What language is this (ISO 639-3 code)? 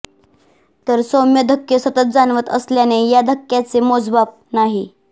mar